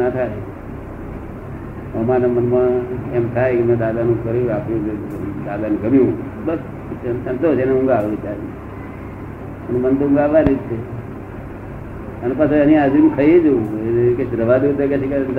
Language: Gujarati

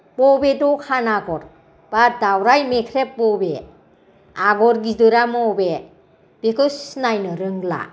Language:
Bodo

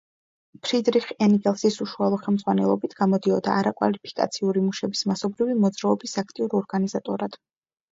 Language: Georgian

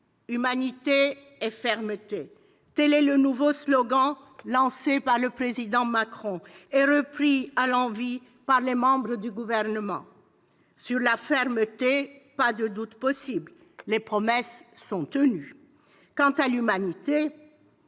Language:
French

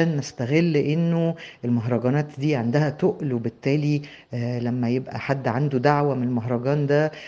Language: Arabic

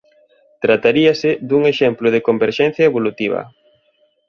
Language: Galician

